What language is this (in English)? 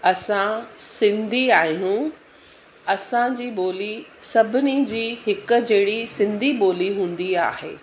Sindhi